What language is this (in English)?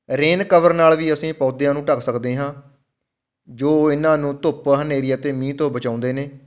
Punjabi